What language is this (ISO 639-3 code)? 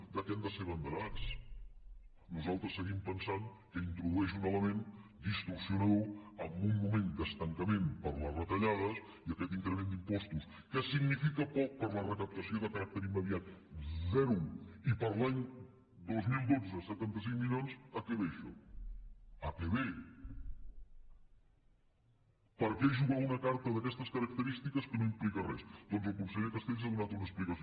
cat